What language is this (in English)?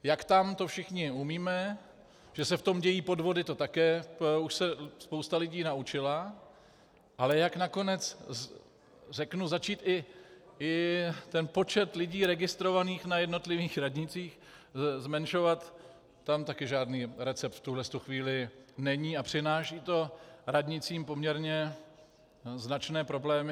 Czech